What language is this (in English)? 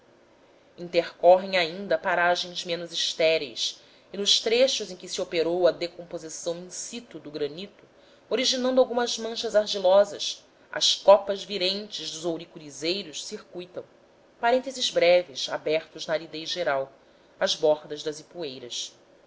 Portuguese